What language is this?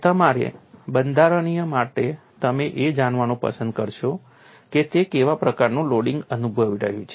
Gujarati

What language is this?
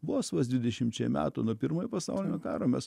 Lithuanian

